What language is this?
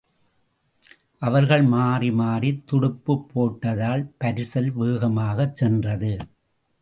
Tamil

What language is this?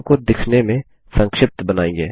Hindi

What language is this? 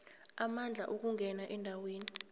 South Ndebele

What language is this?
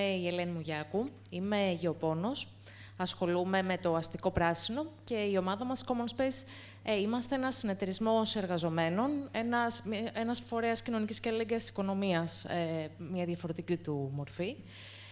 Greek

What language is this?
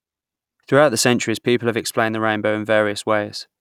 English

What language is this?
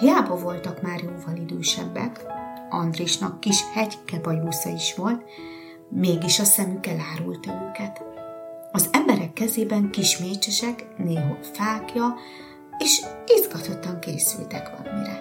Hungarian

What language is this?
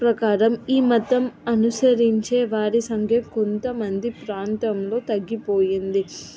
Telugu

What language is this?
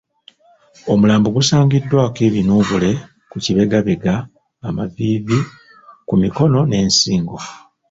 Ganda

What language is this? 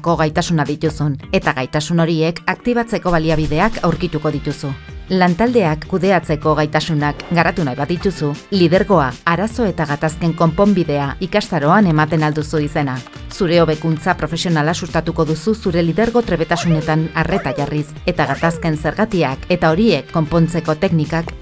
Basque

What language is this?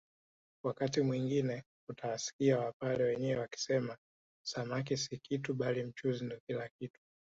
Swahili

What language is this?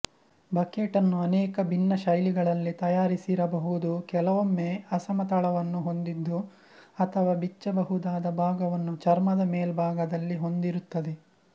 Kannada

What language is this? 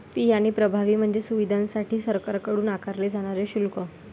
Marathi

